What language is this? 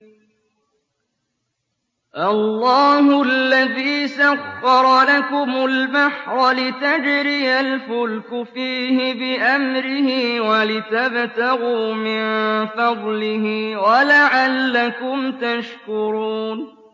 Arabic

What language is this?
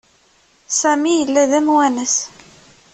Kabyle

